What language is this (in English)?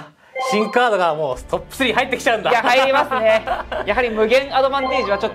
Japanese